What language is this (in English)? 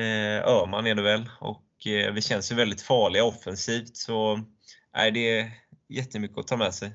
Swedish